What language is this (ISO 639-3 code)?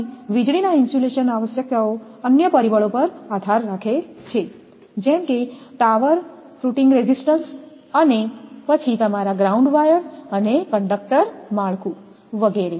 guj